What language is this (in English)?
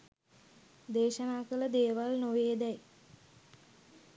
Sinhala